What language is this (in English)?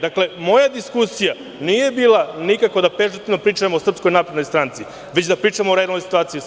Serbian